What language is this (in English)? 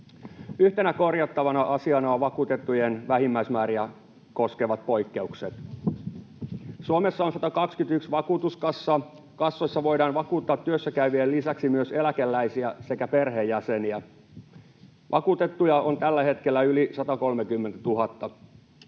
Finnish